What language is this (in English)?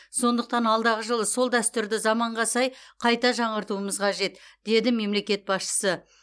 Kazakh